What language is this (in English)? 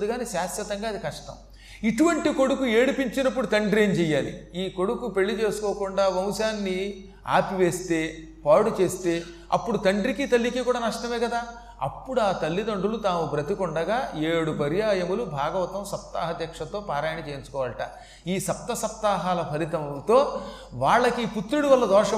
Telugu